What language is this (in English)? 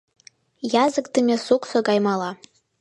Mari